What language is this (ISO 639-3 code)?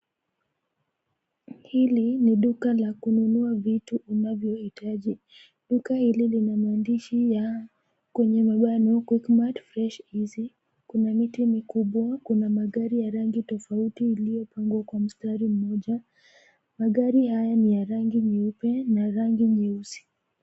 swa